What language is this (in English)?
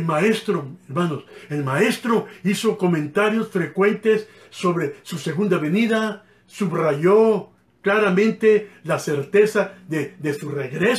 Spanish